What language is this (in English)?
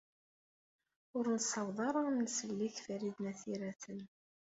Kabyle